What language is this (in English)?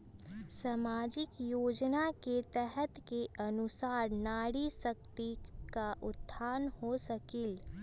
Magahi